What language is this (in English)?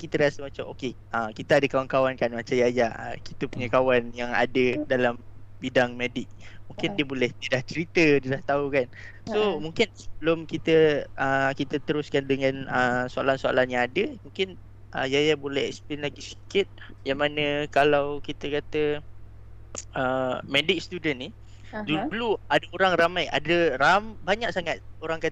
Malay